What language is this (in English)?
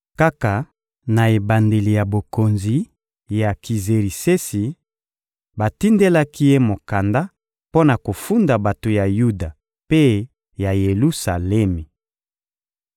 Lingala